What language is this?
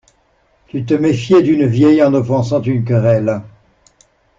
French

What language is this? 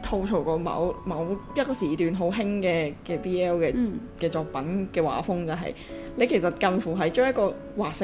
Chinese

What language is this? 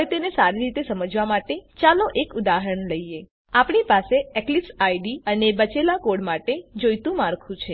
Gujarati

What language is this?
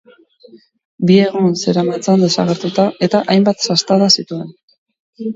Basque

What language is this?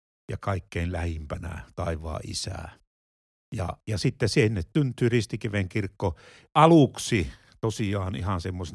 Finnish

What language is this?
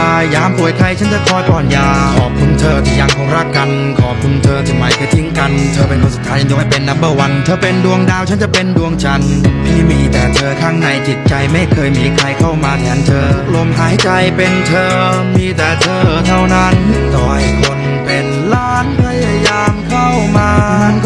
Thai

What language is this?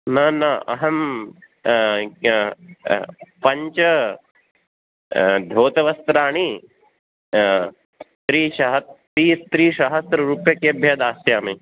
Sanskrit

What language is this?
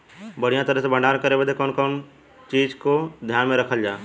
Bhojpuri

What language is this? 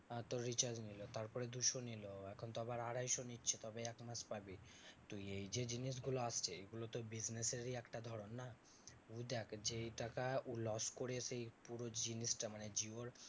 Bangla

